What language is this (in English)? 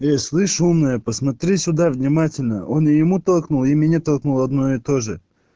Russian